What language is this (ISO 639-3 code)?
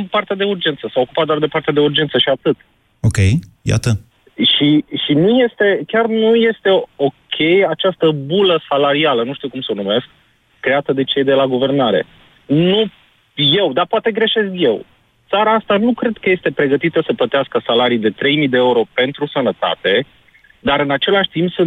ron